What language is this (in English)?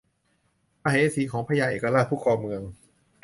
Thai